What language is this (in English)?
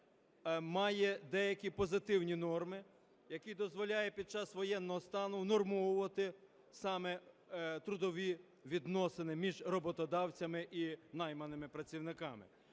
Ukrainian